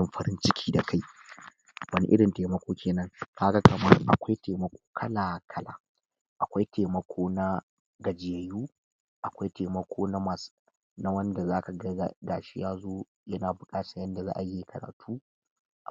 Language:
Hausa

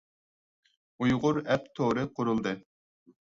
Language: Uyghur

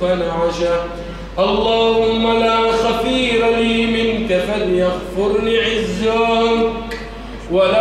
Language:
Arabic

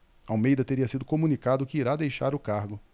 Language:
Portuguese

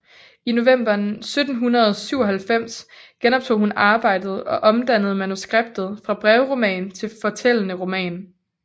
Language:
Danish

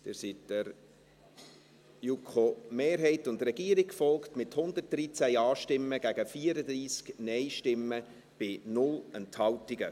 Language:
Swiss German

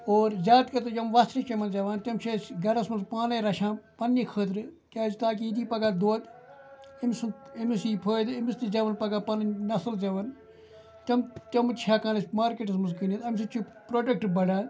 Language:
Kashmiri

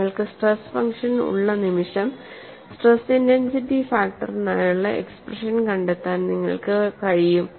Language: Malayalam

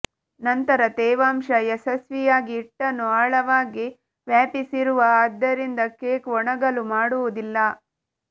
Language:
Kannada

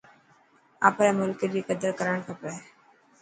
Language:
Dhatki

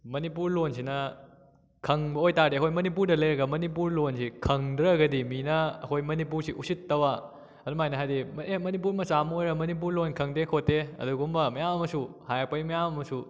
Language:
Manipuri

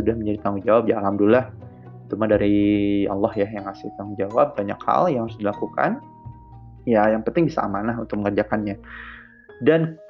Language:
Indonesian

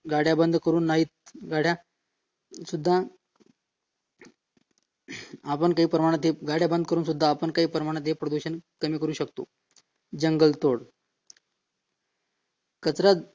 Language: Marathi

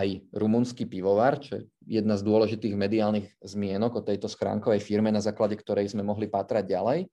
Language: Slovak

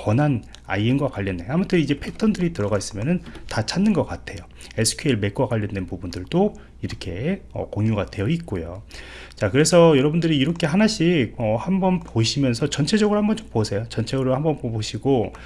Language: Korean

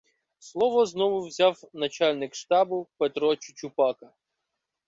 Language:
Ukrainian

